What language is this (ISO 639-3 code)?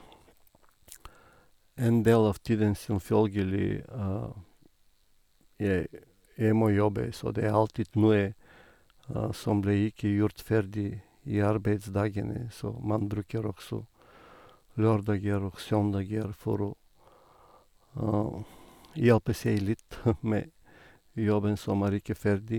nor